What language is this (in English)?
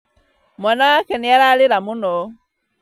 Kikuyu